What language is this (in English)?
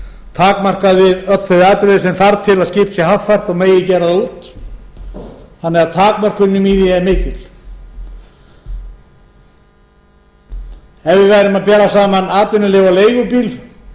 Icelandic